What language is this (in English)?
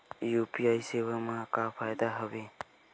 Chhattisgarhi